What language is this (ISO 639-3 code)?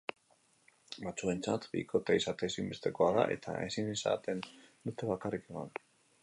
eus